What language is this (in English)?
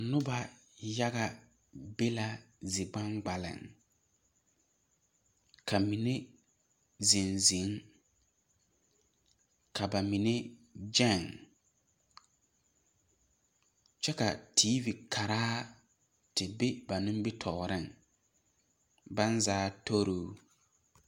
Southern Dagaare